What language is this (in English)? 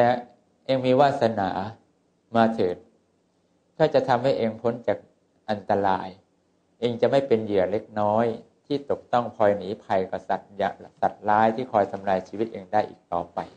Thai